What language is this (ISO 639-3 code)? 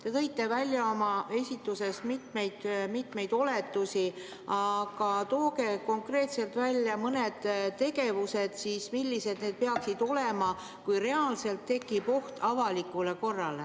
est